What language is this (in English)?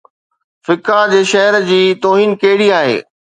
Sindhi